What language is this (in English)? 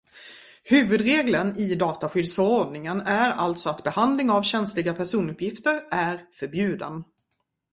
Swedish